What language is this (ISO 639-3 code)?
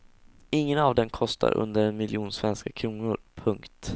swe